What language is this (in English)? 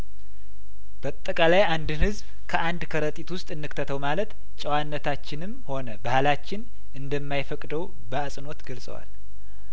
Amharic